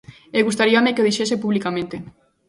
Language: Galician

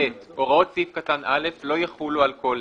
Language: Hebrew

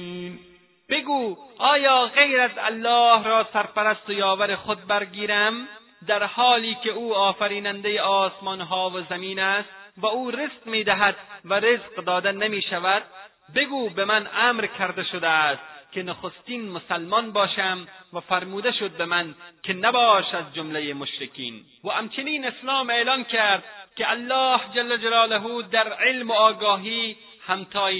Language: Persian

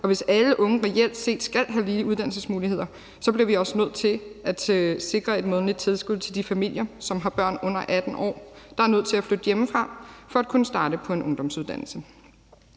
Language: Danish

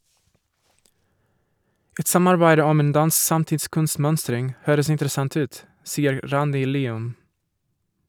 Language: Norwegian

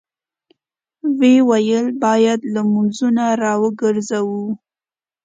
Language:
Pashto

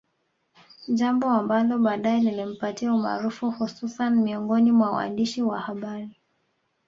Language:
Swahili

